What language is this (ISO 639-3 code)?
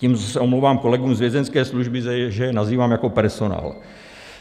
ces